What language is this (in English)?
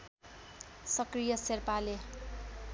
Nepali